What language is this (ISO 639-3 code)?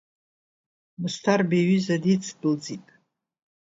abk